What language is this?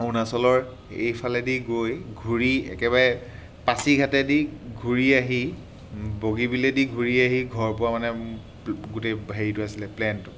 Assamese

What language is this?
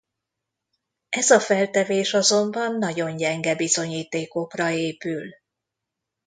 Hungarian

